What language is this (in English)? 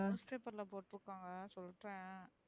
Tamil